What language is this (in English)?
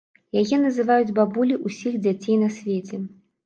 Belarusian